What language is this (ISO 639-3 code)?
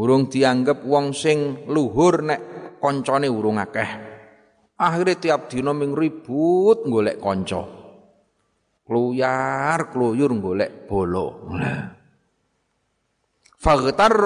ind